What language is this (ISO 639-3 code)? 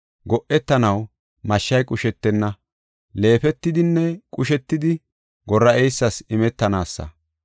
gof